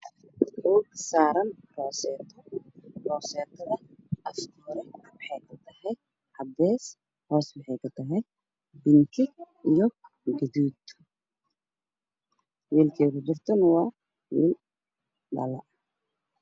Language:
Somali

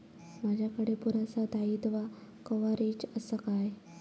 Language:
Marathi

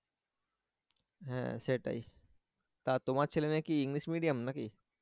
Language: Bangla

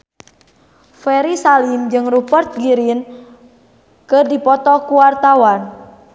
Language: Sundanese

